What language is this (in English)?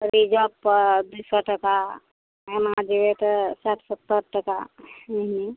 Maithili